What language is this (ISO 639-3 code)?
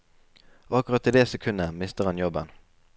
nor